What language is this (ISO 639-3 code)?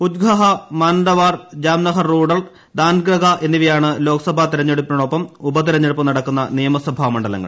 mal